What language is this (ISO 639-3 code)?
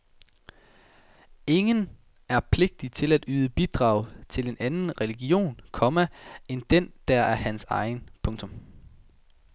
dan